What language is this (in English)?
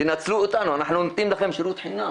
Hebrew